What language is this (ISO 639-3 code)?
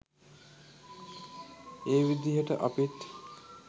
sin